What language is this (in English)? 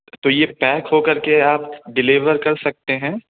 Urdu